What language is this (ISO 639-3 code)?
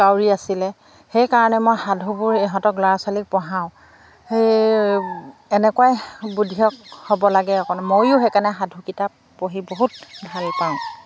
asm